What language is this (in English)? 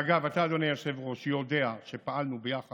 Hebrew